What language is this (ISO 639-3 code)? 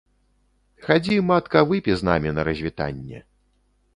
bel